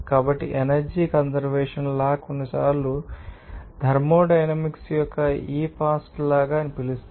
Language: Telugu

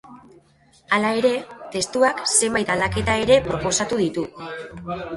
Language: Basque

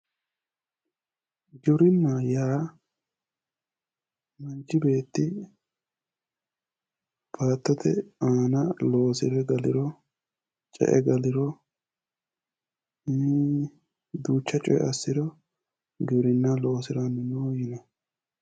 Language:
Sidamo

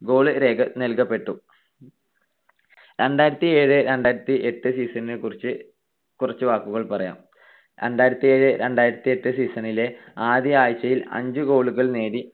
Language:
Malayalam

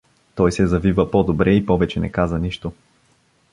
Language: Bulgarian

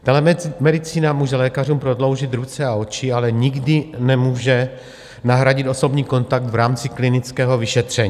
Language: Czech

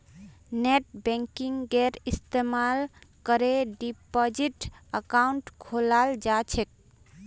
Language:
Magahi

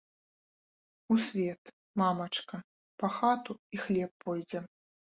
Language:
Belarusian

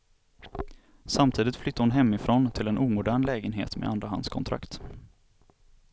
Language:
Swedish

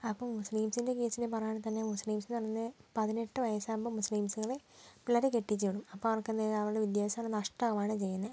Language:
Malayalam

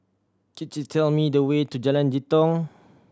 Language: English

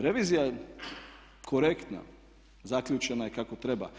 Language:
Croatian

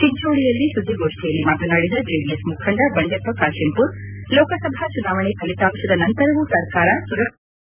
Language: Kannada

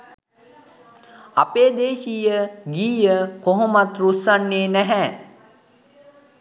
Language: Sinhala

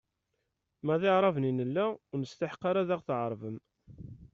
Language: Kabyle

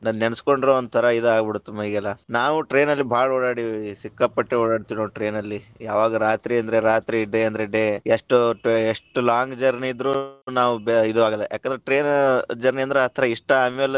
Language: Kannada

